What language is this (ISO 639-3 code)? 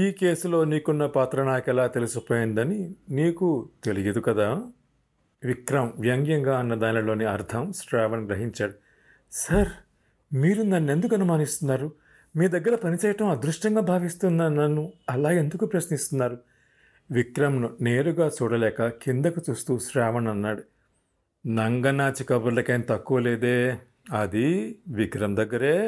tel